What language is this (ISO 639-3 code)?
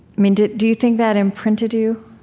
eng